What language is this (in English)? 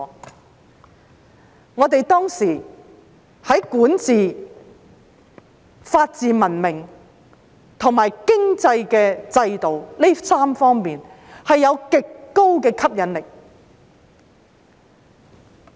Cantonese